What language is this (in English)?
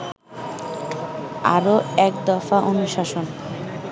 Bangla